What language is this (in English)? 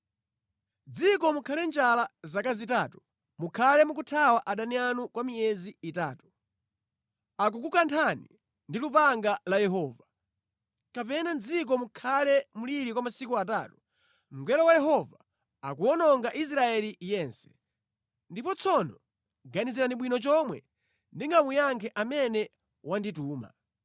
Nyanja